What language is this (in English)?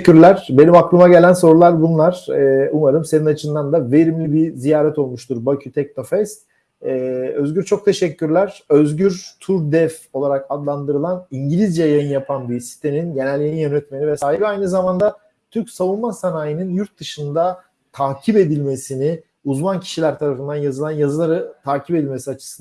Turkish